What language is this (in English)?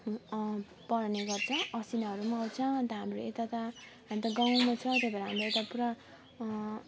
Nepali